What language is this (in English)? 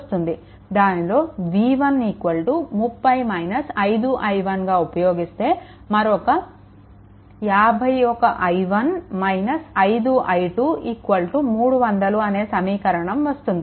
Telugu